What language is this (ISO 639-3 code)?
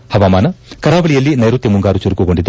kan